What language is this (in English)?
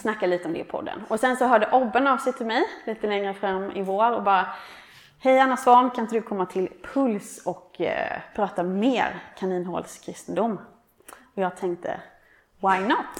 Swedish